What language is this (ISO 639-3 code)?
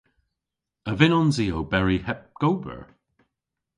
cor